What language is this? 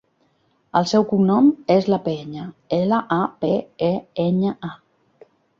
Catalan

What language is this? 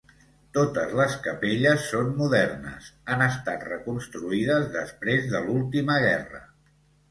Catalan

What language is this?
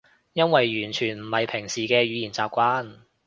Cantonese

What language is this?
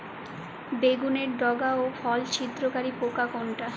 Bangla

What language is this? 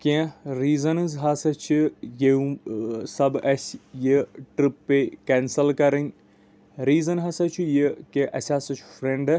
Kashmiri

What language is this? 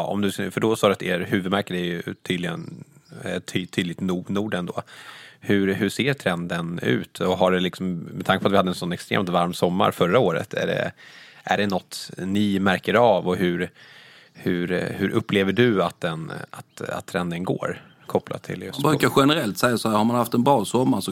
Swedish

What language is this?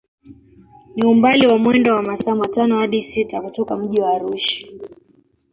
Swahili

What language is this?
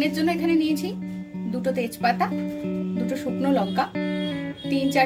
Hindi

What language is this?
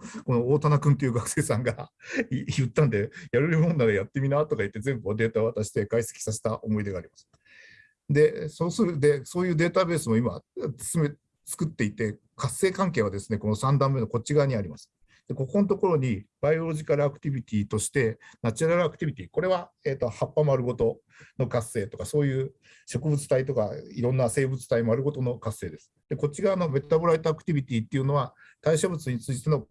Japanese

